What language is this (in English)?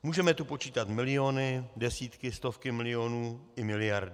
Czech